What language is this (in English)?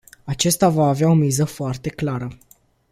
Romanian